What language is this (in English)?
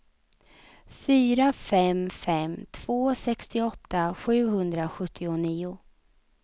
Swedish